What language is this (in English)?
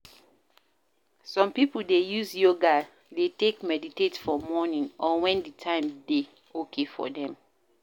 Nigerian Pidgin